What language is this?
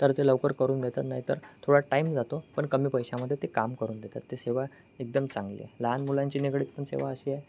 Marathi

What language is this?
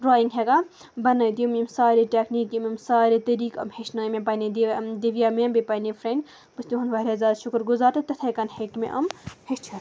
Kashmiri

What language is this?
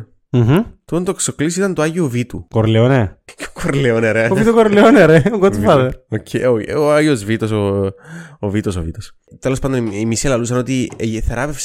Greek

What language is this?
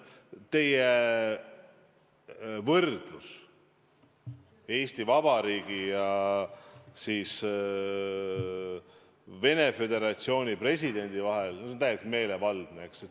Estonian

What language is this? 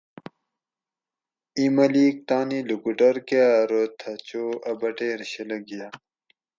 Gawri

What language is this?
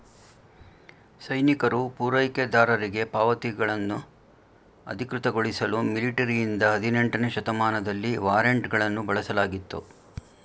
Kannada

